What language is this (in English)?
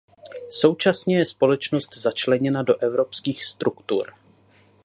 Czech